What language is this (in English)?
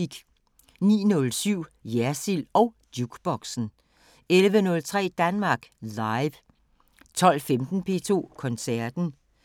Danish